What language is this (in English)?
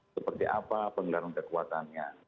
Indonesian